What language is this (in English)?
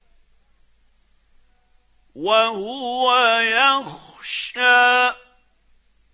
Arabic